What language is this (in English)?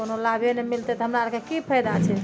Maithili